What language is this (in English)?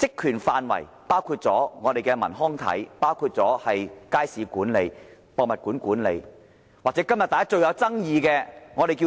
Cantonese